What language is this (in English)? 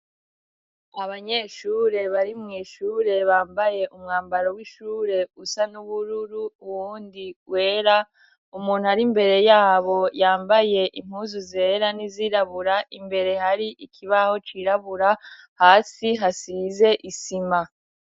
Rundi